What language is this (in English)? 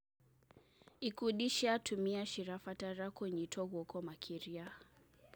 Kikuyu